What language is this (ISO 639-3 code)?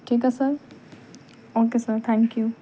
pan